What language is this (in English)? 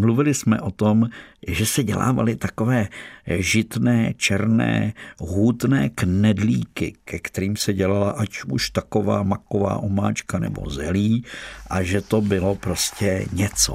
Czech